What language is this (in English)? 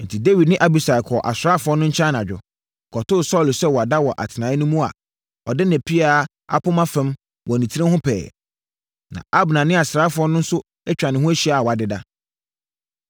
Akan